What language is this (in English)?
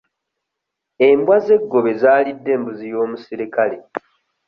Ganda